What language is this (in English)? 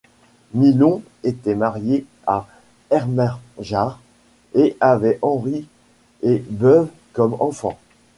French